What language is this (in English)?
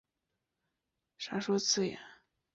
Chinese